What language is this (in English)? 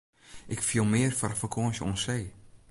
Western Frisian